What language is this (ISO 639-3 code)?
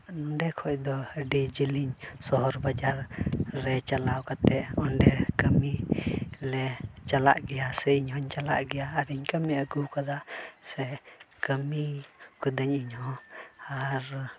sat